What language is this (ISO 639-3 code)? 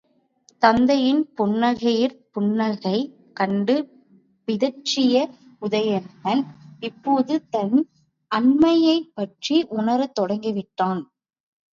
tam